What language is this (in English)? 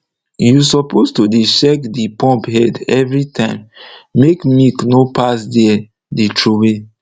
Nigerian Pidgin